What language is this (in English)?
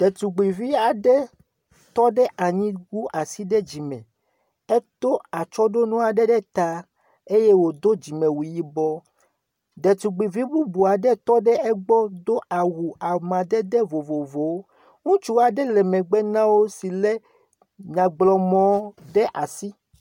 Ewe